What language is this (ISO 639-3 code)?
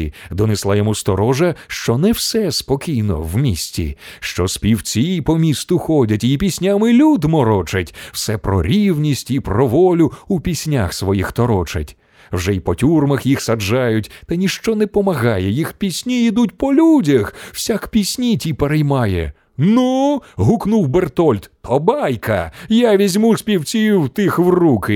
ukr